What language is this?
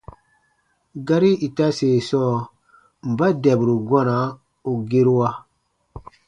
Baatonum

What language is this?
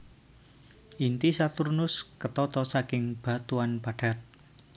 Javanese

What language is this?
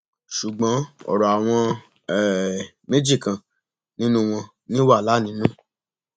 Yoruba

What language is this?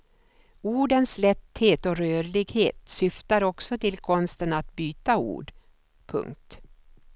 Swedish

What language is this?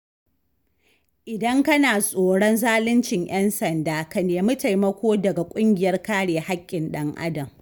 Hausa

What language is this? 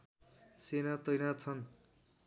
Nepali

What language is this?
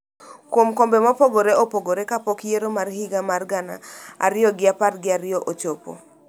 Luo (Kenya and Tanzania)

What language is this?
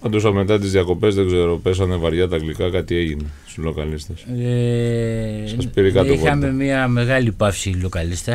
Greek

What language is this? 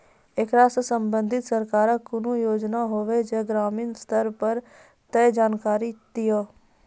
Maithili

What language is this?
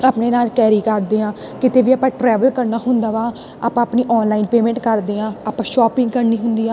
Punjabi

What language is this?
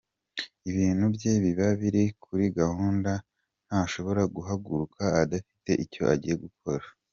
Kinyarwanda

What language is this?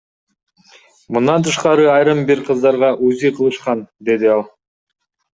Kyrgyz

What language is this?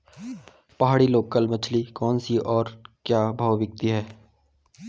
Hindi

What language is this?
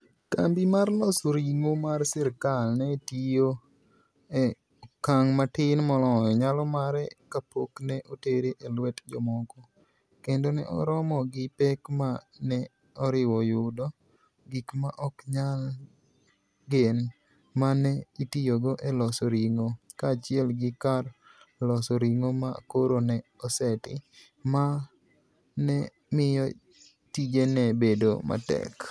Luo (Kenya and Tanzania)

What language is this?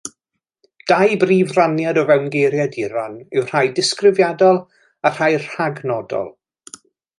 Welsh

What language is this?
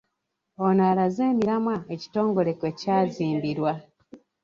Ganda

